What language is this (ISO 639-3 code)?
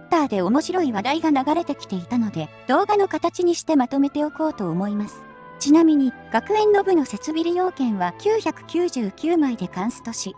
jpn